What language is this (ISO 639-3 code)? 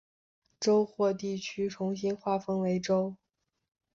zho